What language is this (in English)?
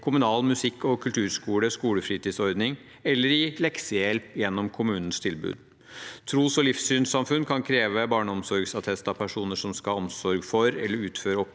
Norwegian